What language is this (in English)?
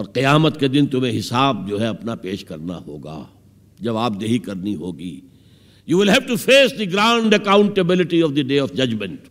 Urdu